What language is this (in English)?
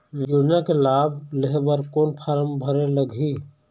Chhattisgarhi